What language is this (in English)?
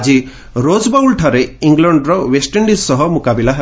Odia